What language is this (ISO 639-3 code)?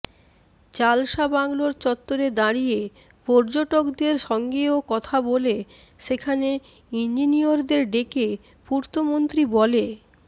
ben